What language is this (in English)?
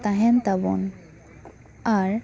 Santali